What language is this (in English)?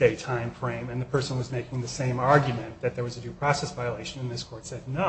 English